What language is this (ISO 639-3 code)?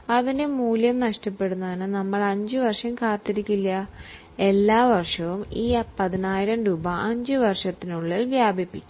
mal